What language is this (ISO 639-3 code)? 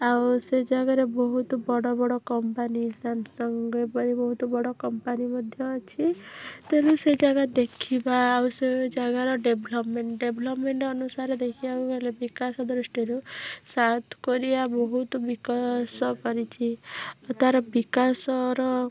ori